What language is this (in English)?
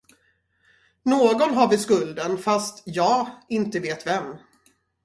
Swedish